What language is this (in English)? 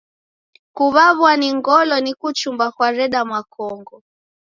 Taita